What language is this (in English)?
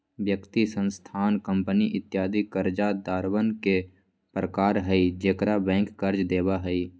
Magahi